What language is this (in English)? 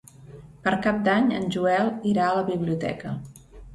Catalan